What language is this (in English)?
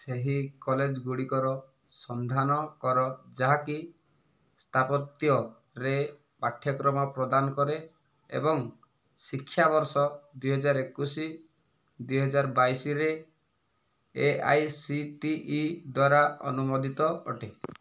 Odia